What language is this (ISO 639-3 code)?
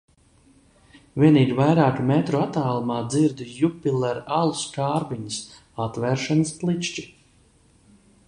lav